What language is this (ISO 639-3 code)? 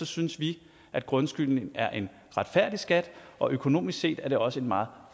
dan